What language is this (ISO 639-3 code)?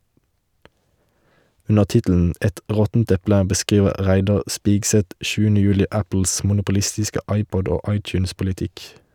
nor